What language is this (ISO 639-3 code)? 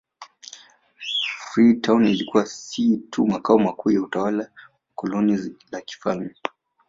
swa